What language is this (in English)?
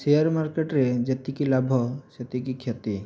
Odia